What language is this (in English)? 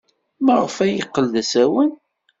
Kabyle